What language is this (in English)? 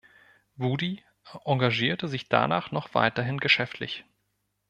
German